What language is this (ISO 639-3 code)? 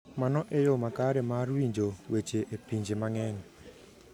luo